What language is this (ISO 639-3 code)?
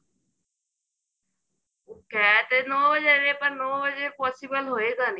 pan